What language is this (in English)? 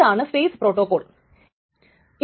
Malayalam